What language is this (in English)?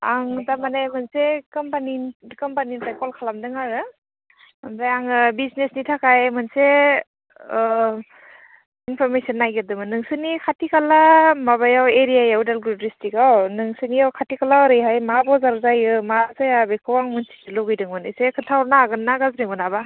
Bodo